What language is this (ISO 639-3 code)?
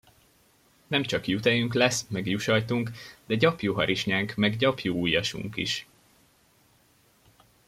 hun